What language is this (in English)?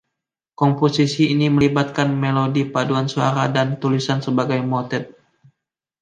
Indonesian